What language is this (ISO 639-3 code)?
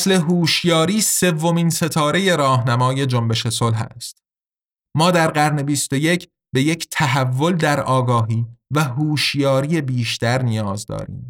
fas